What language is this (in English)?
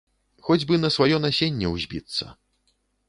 Belarusian